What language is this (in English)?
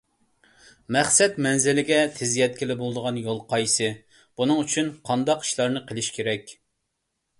Uyghur